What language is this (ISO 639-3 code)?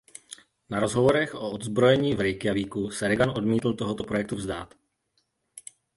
ces